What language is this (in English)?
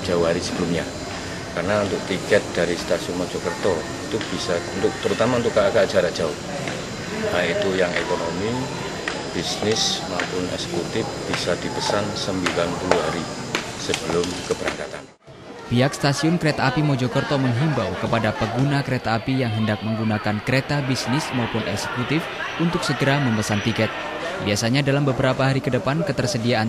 Indonesian